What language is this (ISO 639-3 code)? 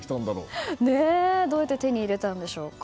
jpn